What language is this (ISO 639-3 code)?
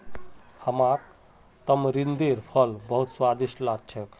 mag